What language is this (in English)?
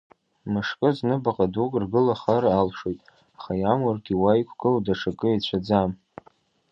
Abkhazian